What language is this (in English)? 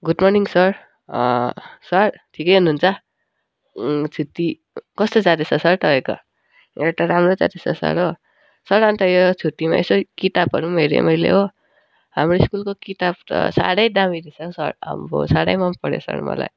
Nepali